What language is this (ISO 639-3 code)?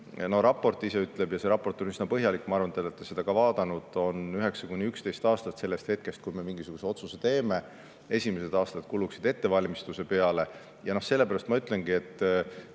est